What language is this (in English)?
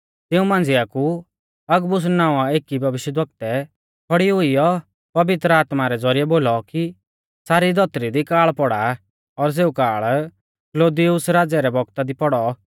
Mahasu Pahari